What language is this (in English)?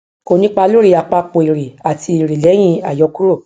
Yoruba